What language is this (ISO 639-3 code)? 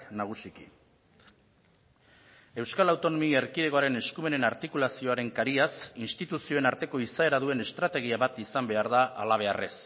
eus